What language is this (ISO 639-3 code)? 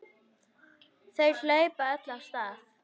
isl